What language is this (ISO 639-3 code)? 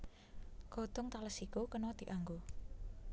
jav